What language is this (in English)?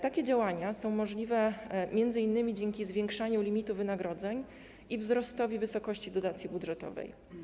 Polish